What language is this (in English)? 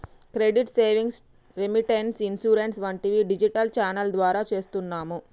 Telugu